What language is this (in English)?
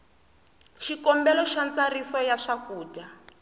Tsonga